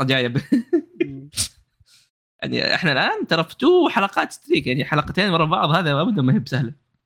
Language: Arabic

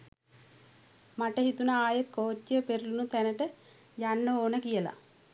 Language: Sinhala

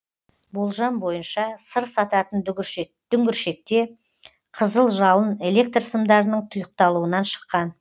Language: Kazakh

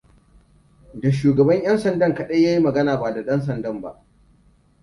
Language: Hausa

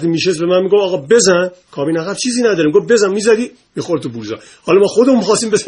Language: Persian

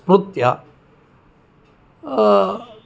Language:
Sanskrit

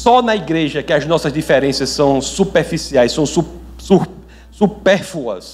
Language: Portuguese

